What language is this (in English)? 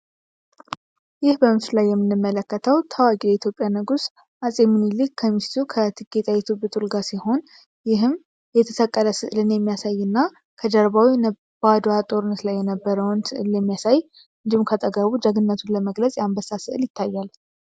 Amharic